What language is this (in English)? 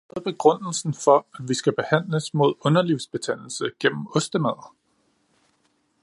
Danish